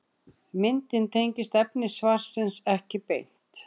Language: Icelandic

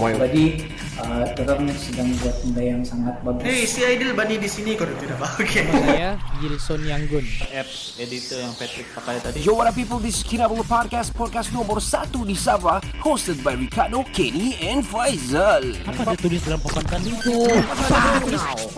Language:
Malay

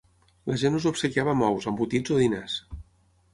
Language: Catalan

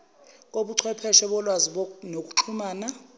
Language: Zulu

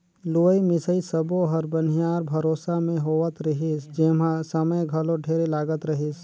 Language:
Chhattisgarhi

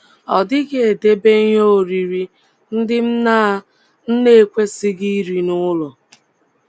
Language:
Igbo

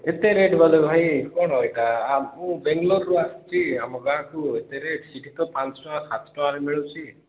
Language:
Odia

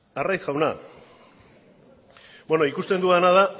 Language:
Basque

